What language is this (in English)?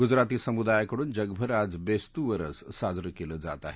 Marathi